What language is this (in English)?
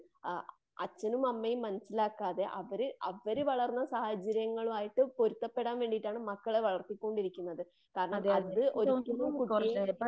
Malayalam